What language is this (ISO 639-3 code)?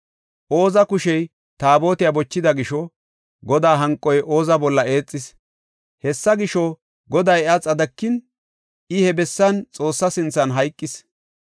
gof